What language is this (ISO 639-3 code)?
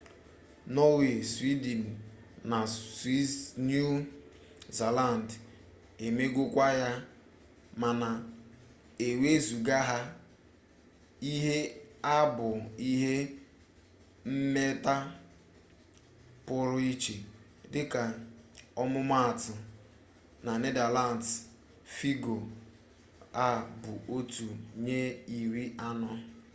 ibo